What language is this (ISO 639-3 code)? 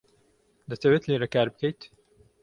ckb